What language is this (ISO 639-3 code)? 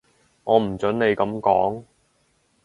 yue